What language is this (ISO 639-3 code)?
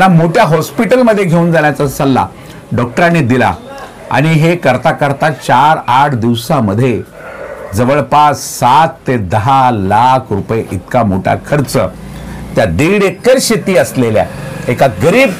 hin